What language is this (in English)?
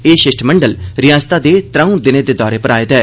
Dogri